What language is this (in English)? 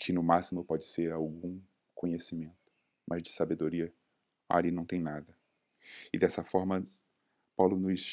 Portuguese